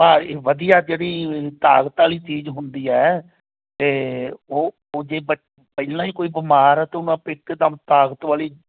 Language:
Punjabi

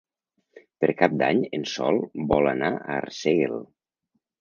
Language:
Catalan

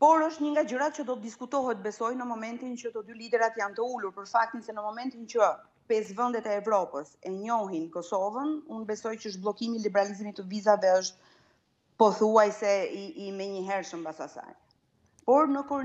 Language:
Romanian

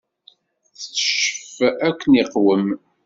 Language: Kabyle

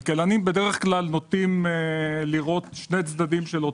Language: Hebrew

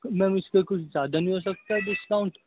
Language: Urdu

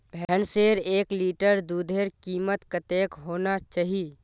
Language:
Magahi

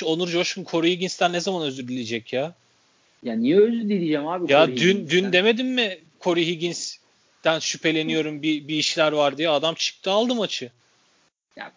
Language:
Turkish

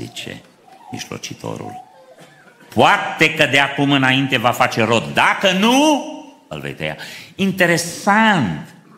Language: Romanian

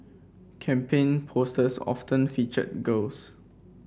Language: English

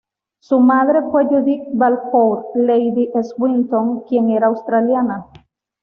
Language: Spanish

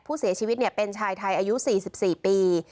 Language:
Thai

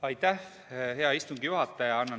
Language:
Estonian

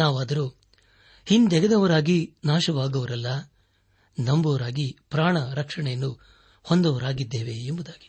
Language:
Kannada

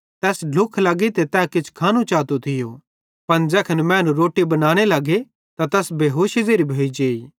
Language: Bhadrawahi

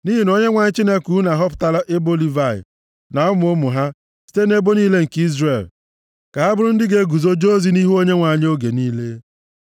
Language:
Igbo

